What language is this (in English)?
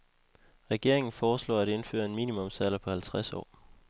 Danish